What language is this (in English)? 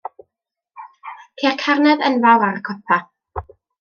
Welsh